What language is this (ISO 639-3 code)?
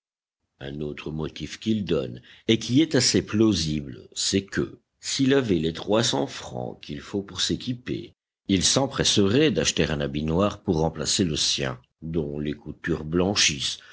fra